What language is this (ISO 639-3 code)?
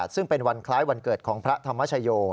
tha